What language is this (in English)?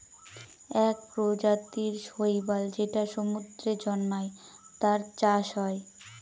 Bangla